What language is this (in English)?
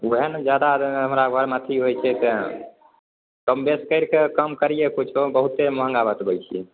Maithili